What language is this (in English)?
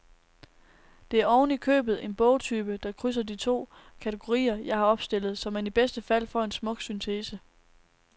Danish